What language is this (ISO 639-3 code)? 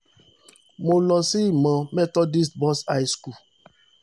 yor